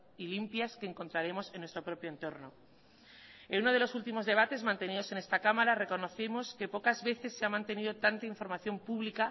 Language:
Spanish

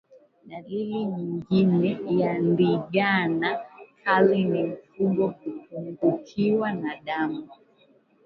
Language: Swahili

